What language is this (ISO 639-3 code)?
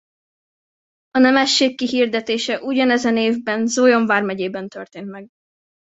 hun